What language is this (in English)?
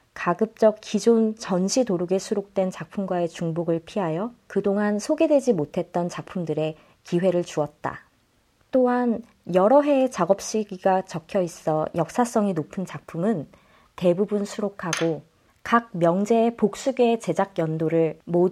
Korean